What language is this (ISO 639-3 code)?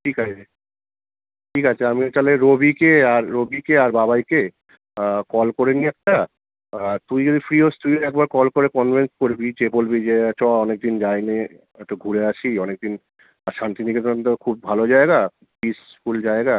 ben